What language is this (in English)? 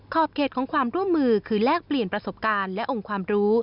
Thai